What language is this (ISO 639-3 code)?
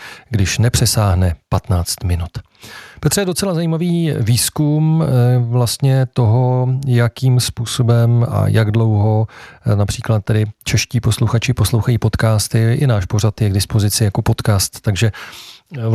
ces